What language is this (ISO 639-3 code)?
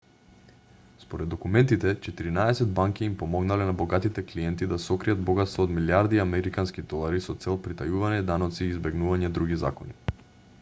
mkd